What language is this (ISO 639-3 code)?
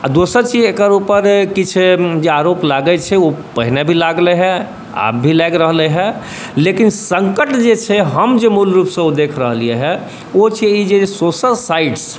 mai